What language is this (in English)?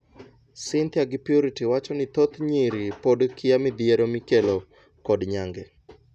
Luo (Kenya and Tanzania)